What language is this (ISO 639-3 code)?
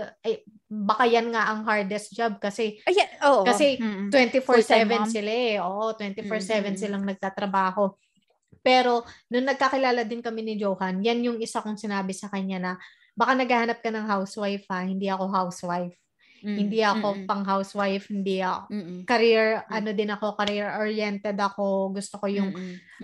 fil